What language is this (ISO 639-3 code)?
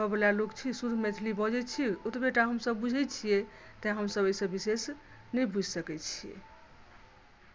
mai